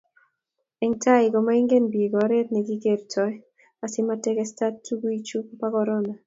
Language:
Kalenjin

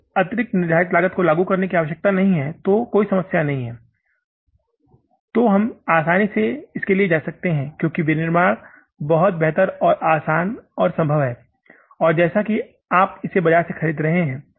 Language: Hindi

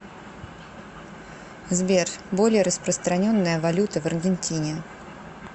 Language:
Russian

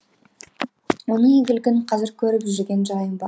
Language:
Kazakh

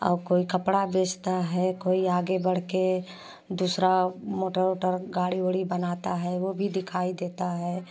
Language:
Hindi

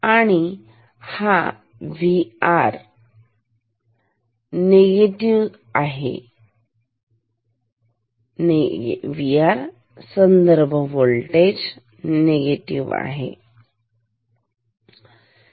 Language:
Marathi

